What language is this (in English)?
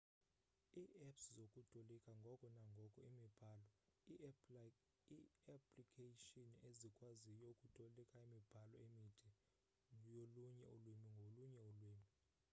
Xhosa